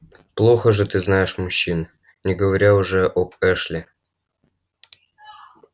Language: Russian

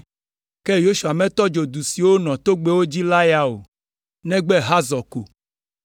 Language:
Ewe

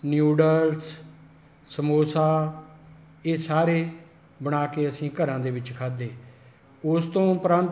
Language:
Punjabi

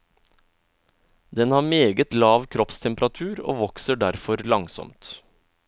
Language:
Norwegian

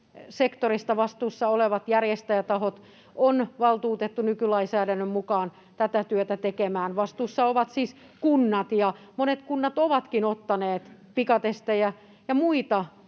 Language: Finnish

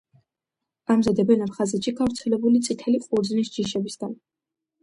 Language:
Georgian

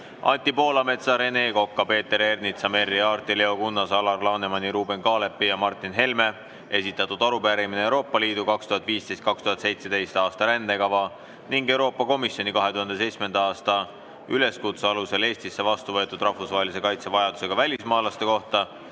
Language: Estonian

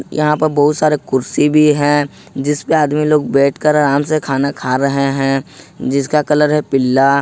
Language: Hindi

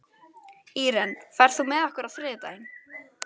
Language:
Icelandic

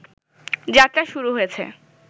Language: Bangla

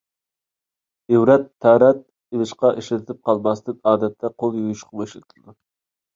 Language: Uyghur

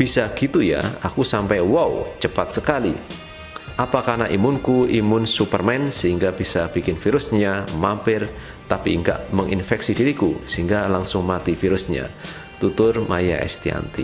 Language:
Indonesian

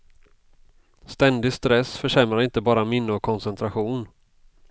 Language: Swedish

